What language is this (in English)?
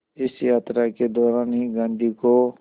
Hindi